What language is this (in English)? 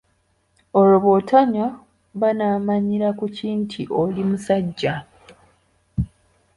Ganda